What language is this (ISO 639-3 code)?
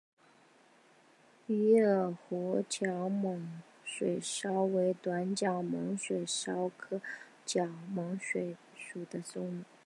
zho